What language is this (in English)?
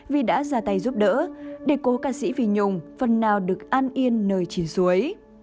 Vietnamese